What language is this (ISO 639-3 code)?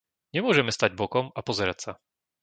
slk